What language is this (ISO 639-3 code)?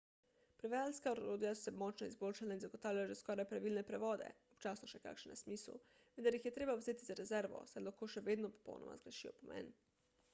slv